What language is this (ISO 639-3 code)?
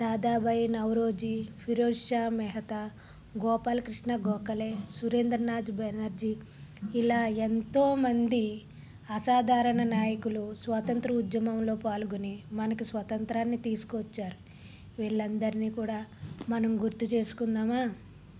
tel